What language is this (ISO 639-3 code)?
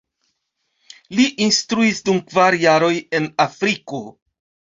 epo